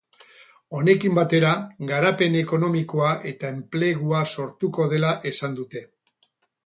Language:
Basque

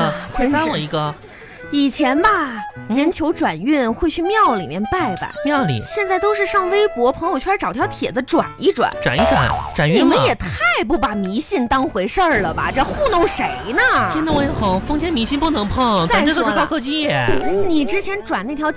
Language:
Chinese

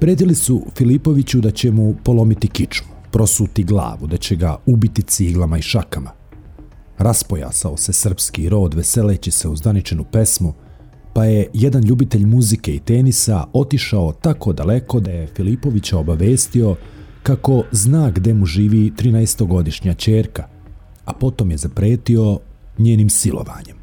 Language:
Croatian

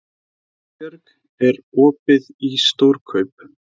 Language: Icelandic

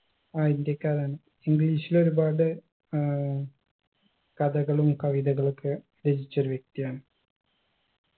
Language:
Malayalam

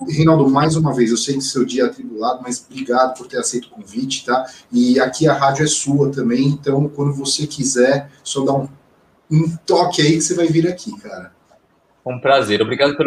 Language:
Portuguese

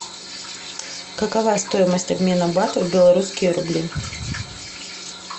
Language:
Russian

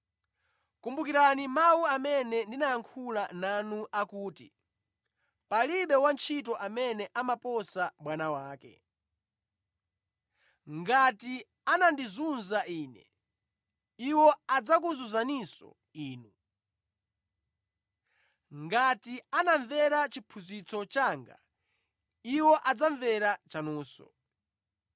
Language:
Nyanja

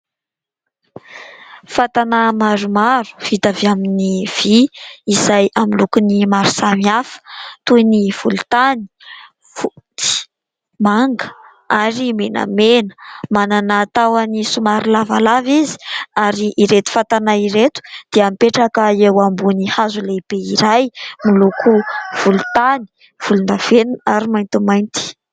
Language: Malagasy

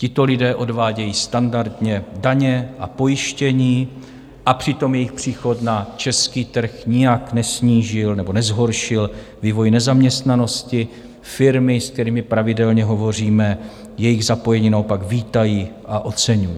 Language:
Czech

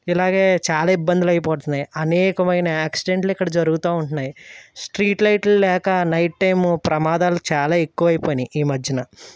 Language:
Telugu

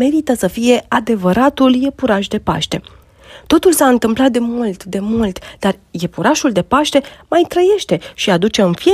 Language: Romanian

